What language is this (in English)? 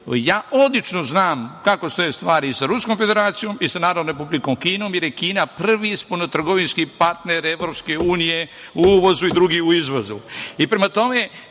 Serbian